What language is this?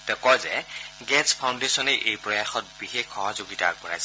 Assamese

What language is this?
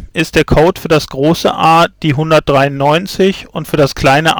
German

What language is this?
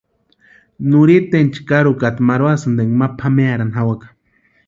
Western Highland Purepecha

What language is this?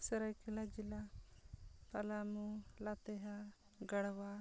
Santali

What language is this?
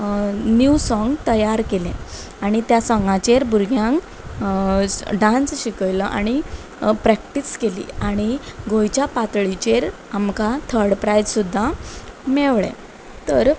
Konkani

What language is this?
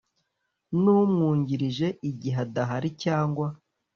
Kinyarwanda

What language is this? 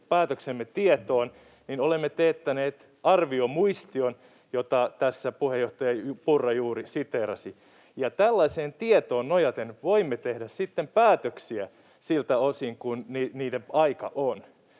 Finnish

